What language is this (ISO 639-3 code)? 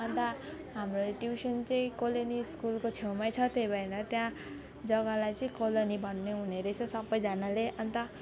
nep